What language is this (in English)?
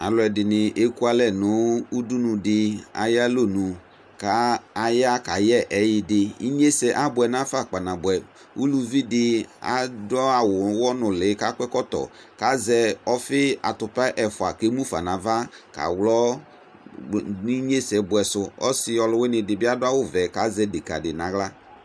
Ikposo